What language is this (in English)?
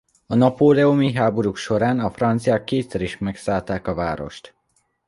Hungarian